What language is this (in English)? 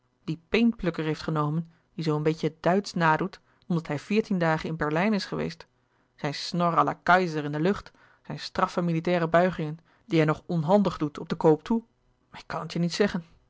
Dutch